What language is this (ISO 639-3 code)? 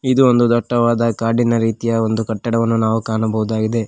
kan